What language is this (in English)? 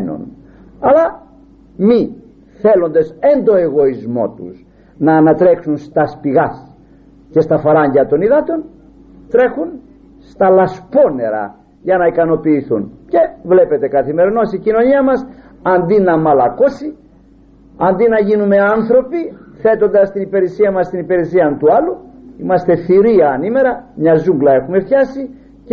Greek